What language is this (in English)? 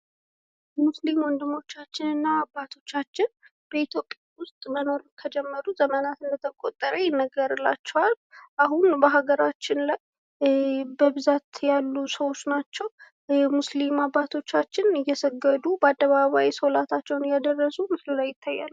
Amharic